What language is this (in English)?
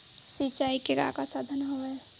Chhattisgarhi